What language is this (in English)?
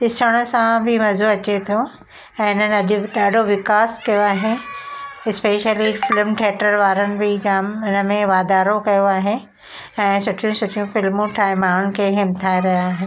Sindhi